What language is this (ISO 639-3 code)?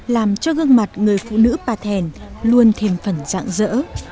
vie